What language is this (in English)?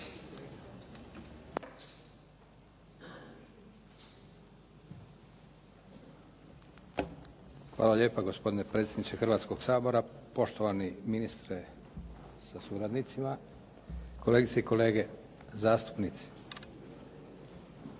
Croatian